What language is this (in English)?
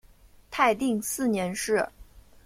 Chinese